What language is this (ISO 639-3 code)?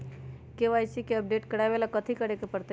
mag